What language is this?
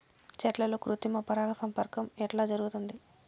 Telugu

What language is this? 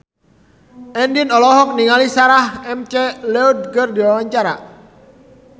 Sundanese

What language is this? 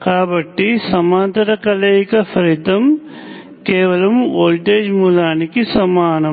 Telugu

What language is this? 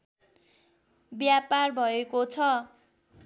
Nepali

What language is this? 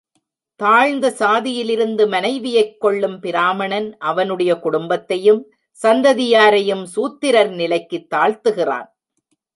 Tamil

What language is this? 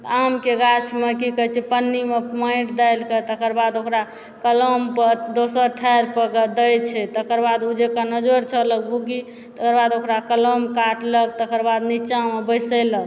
Maithili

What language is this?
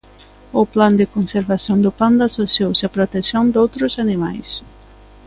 Galician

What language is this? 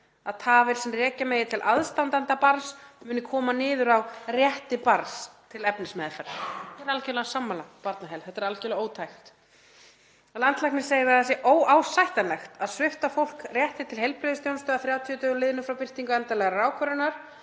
Icelandic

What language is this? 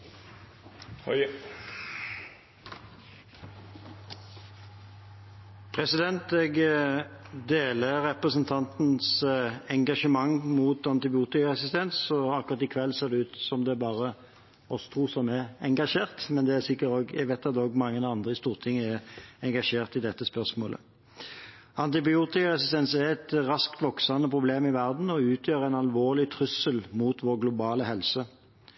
Norwegian Bokmål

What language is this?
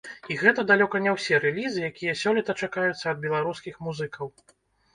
Belarusian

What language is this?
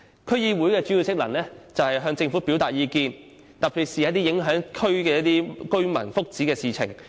Cantonese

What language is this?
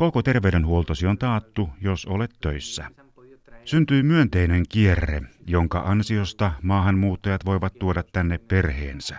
Finnish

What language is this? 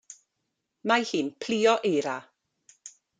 Welsh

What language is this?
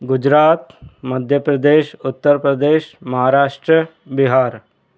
Sindhi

